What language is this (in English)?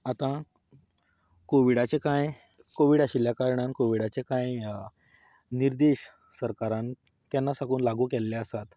Konkani